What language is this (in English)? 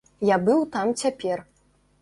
Belarusian